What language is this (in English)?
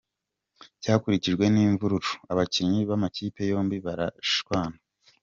Kinyarwanda